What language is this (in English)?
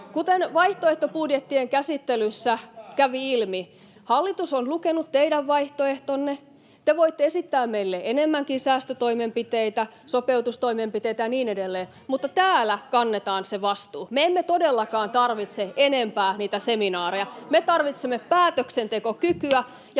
Finnish